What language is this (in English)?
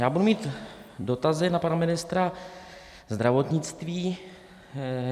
Czech